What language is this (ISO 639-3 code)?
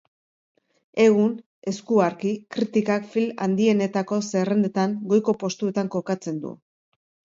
eus